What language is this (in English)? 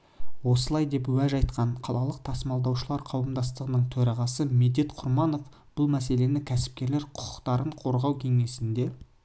Kazakh